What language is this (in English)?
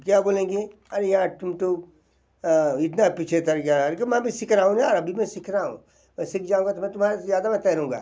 Hindi